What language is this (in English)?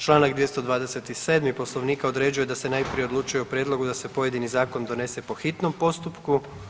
Croatian